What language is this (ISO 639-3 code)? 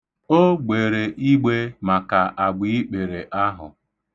ibo